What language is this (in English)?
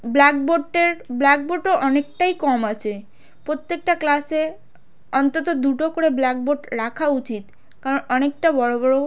Bangla